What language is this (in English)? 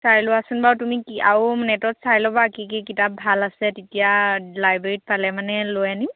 Assamese